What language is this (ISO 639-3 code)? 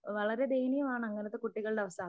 mal